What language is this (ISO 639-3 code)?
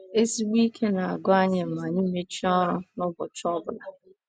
ibo